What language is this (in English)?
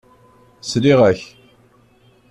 Kabyle